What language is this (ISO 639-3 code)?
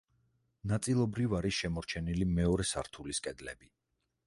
kat